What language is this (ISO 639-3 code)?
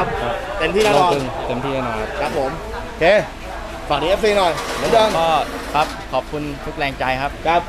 tha